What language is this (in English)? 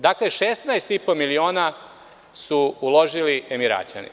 Serbian